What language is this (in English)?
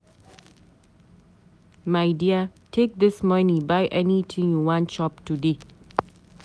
Nigerian Pidgin